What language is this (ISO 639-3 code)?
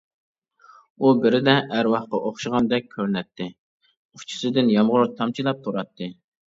uig